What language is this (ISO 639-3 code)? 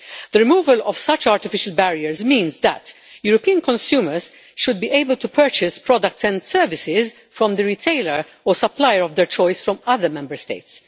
eng